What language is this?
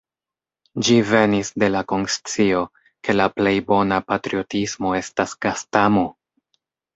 Esperanto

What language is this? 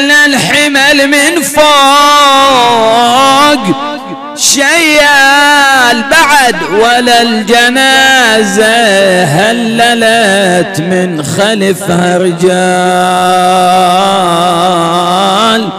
Arabic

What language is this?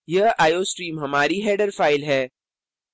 Hindi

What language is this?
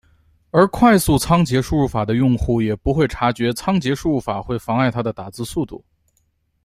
Chinese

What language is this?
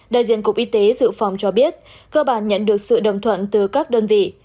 Vietnamese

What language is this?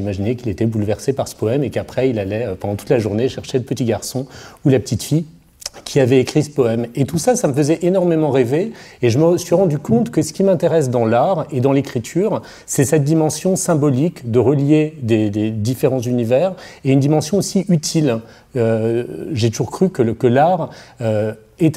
French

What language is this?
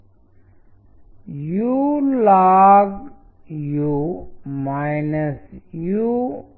Telugu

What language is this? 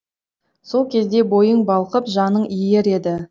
Kazakh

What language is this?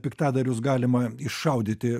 Lithuanian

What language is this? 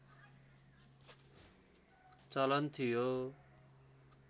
Nepali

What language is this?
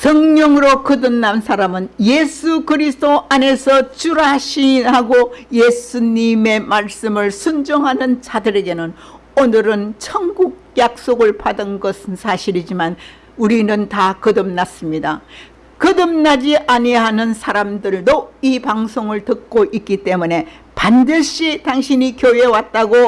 Korean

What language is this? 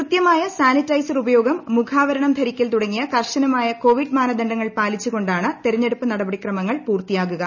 Malayalam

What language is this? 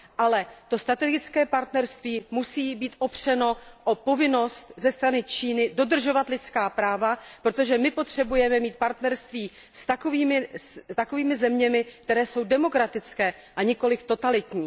Czech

